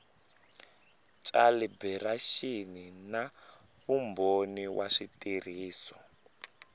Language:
Tsonga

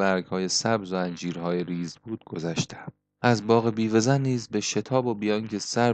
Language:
Persian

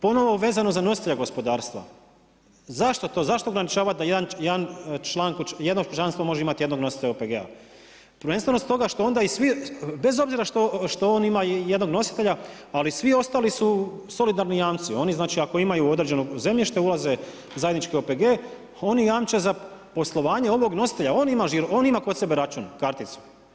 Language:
Croatian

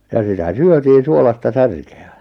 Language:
Finnish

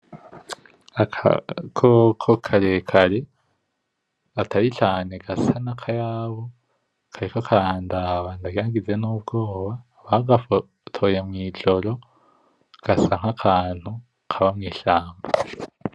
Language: Rundi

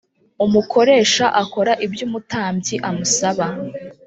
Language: Kinyarwanda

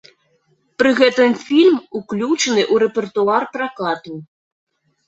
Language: Belarusian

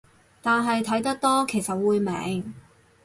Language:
Cantonese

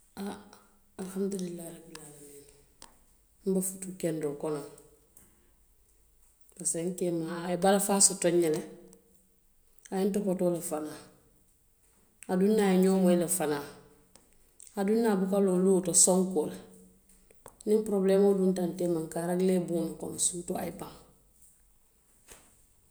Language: Western Maninkakan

